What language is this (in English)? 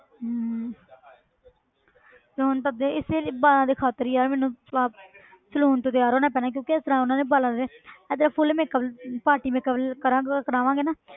Punjabi